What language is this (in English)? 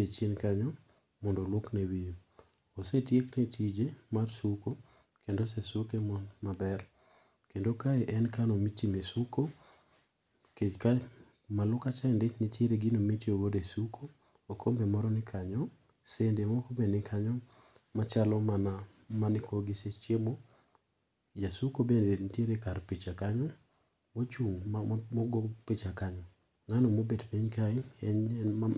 Luo (Kenya and Tanzania)